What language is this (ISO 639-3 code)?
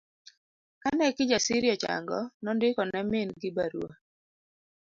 luo